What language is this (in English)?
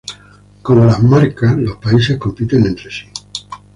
Spanish